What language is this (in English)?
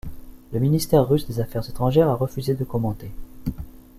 French